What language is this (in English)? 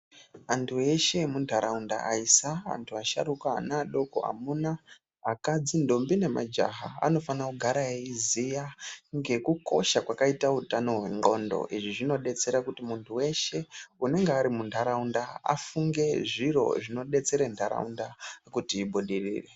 Ndau